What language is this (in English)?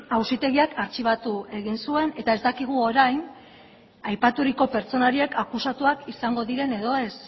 Basque